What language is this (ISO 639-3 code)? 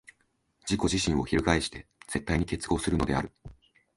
jpn